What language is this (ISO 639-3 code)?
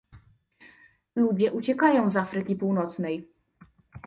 pol